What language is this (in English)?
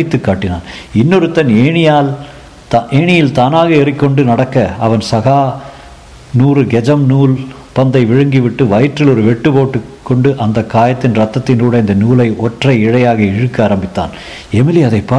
Tamil